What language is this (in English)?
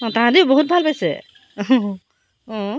Assamese